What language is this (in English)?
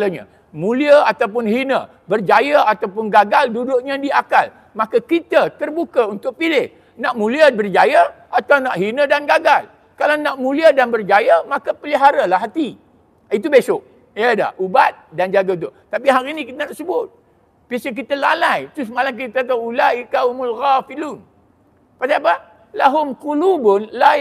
Malay